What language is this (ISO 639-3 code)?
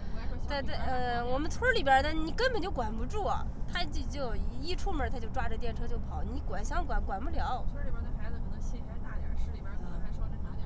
zho